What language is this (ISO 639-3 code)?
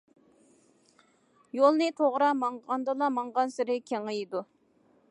uig